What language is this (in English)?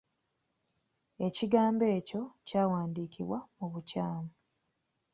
Ganda